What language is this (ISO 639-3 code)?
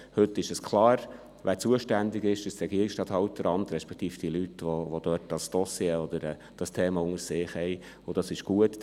gsw